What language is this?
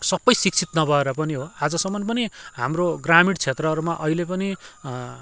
Nepali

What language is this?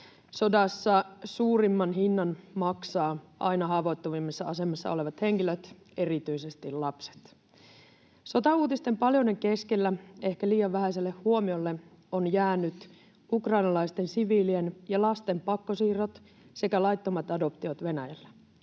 Finnish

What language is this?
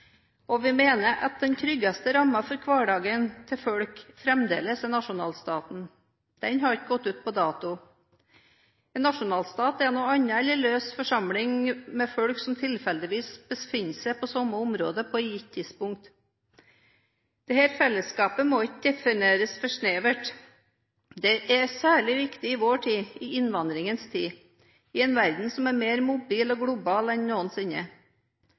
Norwegian Bokmål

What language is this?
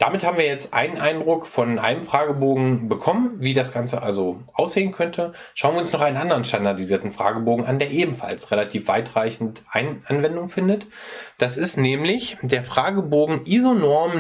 German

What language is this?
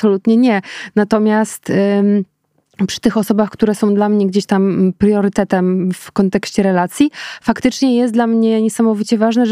Polish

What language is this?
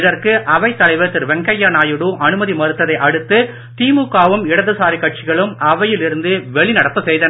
Tamil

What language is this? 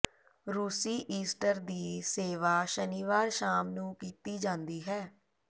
Punjabi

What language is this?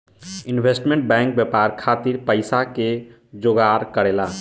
Bhojpuri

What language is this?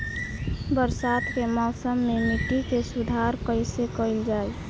Bhojpuri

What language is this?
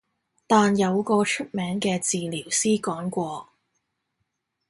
Cantonese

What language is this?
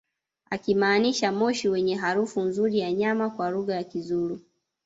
Swahili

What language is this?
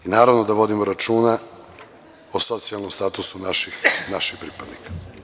Serbian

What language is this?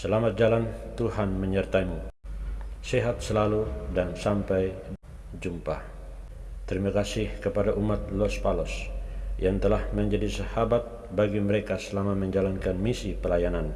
Indonesian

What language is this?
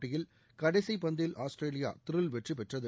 Tamil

